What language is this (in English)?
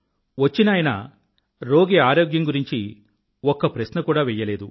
Telugu